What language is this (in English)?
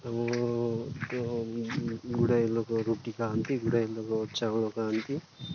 Odia